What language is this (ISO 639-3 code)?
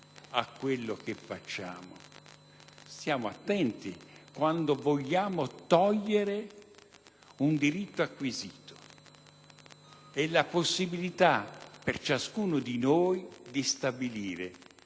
ita